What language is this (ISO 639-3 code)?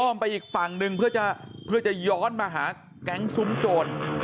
tha